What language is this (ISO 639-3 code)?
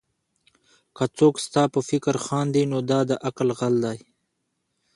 pus